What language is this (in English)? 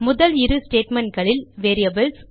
Tamil